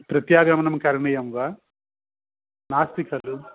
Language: Sanskrit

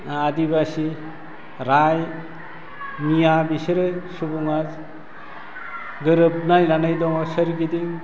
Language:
Bodo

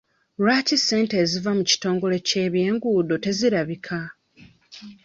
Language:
Ganda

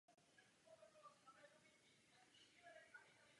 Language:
Czech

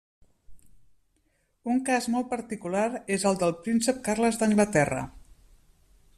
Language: Catalan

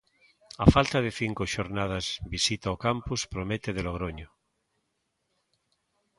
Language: Galician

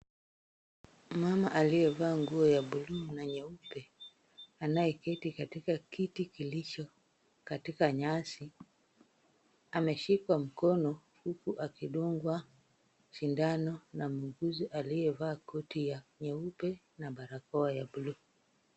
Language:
Swahili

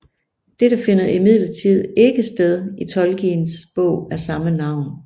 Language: Danish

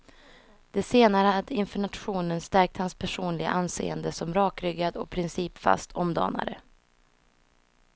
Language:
Swedish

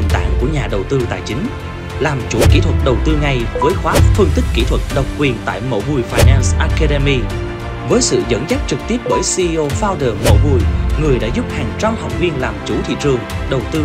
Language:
Vietnamese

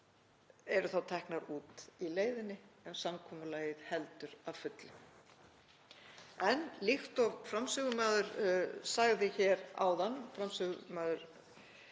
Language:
Icelandic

